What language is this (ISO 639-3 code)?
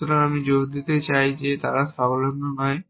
ben